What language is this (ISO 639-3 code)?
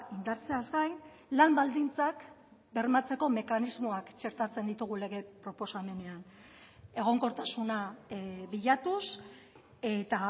eus